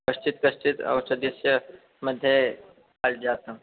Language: Sanskrit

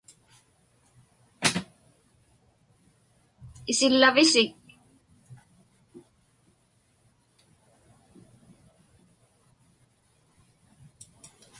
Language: Inupiaq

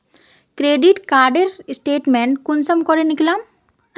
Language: Magahi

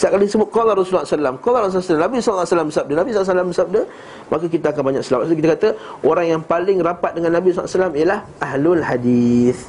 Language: Malay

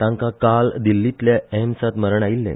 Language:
Konkani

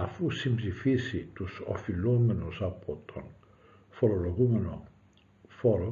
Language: Greek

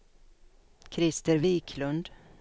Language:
Swedish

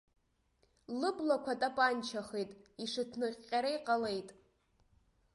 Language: Abkhazian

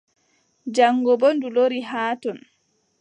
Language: Adamawa Fulfulde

